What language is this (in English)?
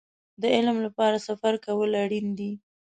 Pashto